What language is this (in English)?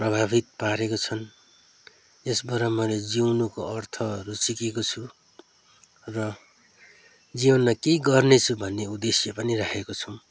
Nepali